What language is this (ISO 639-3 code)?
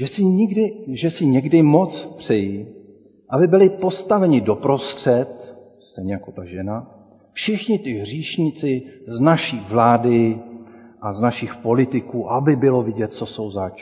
ces